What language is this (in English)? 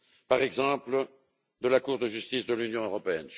French